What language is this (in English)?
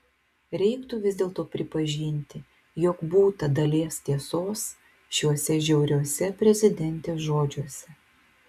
Lithuanian